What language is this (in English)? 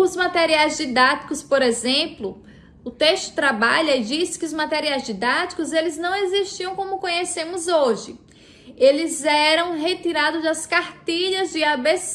Portuguese